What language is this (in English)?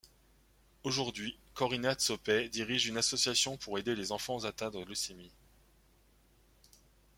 French